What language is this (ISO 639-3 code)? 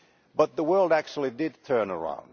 eng